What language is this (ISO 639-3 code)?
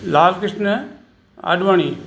snd